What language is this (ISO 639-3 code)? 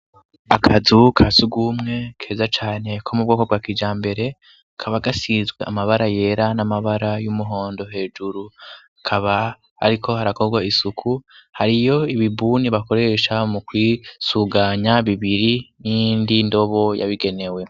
run